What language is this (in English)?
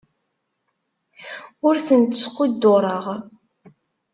Kabyle